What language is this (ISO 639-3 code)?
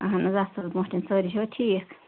kas